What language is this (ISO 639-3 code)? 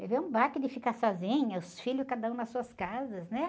por